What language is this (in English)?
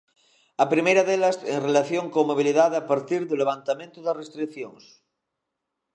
Galician